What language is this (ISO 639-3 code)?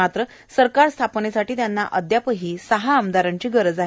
mar